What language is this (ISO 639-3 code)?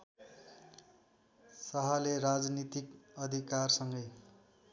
nep